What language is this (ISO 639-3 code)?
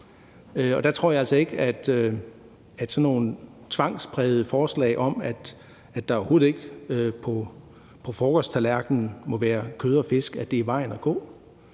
dan